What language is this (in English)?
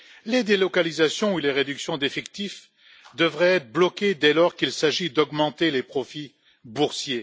French